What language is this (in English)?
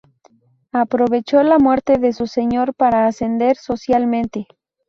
Spanish